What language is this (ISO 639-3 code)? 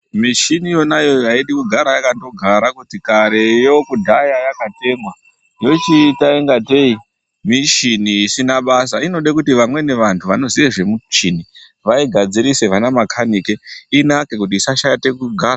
ndc